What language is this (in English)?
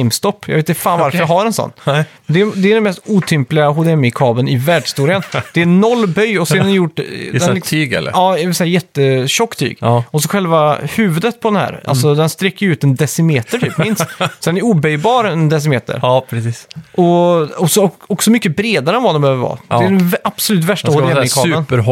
Swedish